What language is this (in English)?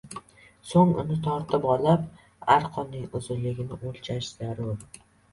Uzbek